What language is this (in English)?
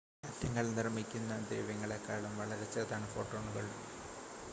Malayalam